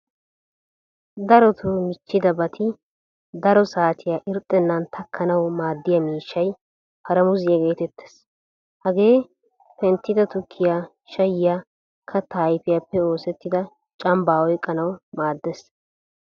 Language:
Wolaytta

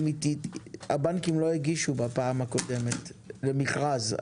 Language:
Hebrew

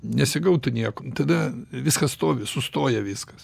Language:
Lithuanian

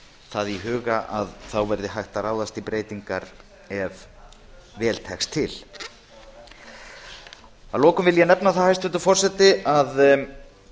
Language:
Icelandic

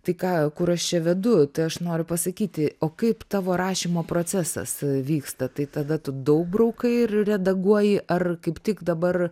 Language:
Lithuanian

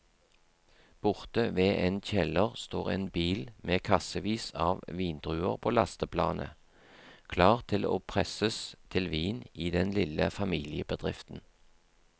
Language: Norwegian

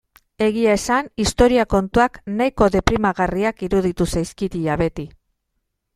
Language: Basque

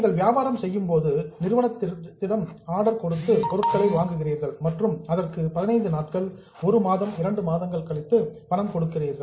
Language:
Tamil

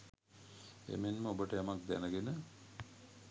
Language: Sinhala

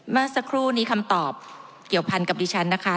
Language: Thai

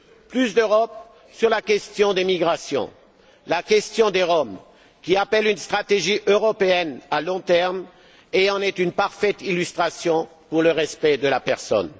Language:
French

